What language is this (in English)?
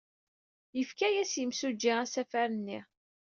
Kabyle